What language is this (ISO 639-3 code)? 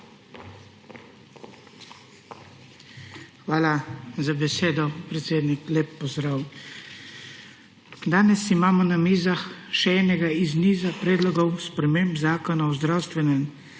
slv